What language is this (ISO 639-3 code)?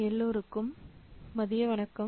tam